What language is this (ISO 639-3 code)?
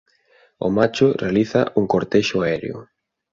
glg